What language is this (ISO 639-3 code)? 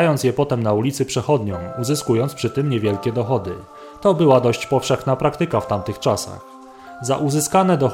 pol